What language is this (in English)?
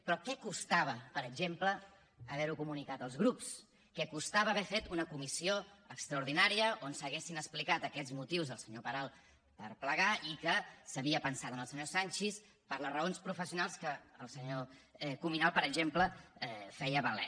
Catalan